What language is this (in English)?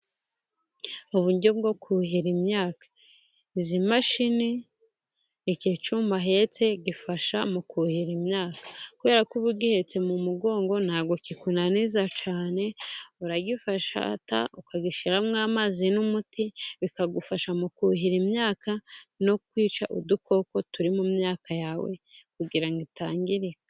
Kinyarwanda